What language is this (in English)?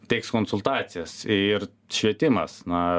Lithuanian